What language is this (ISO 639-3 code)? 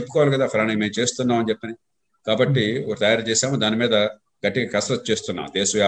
tel